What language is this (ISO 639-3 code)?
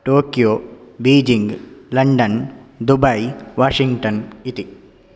san